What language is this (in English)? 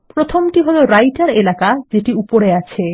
Bangla